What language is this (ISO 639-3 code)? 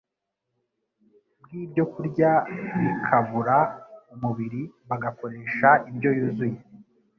kin